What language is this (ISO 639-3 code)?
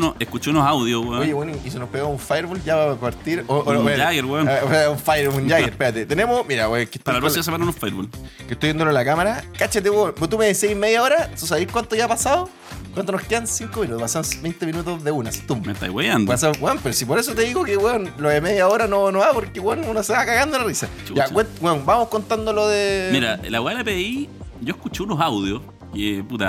spa